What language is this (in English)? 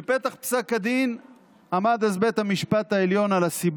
Hebrew